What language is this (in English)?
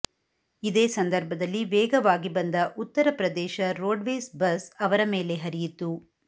Kannada